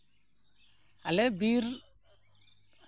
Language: Santali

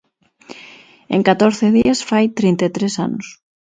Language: Galician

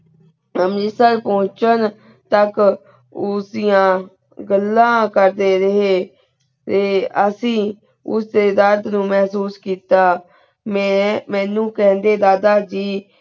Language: Punjabi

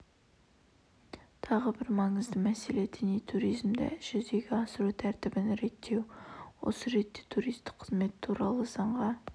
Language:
Kazakh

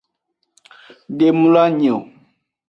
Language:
Aja (Benin)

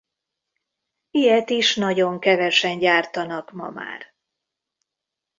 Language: Hungarian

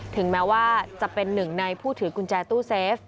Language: Thai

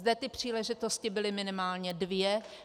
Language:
Czech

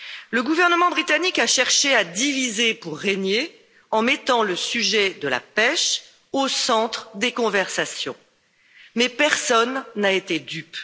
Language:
French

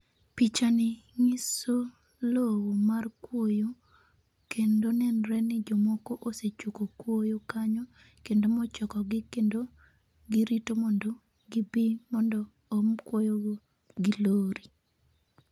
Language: Luo (Kenya and Tanzania)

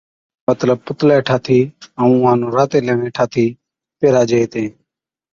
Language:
Od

